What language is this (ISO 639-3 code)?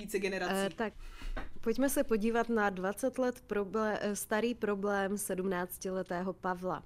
ces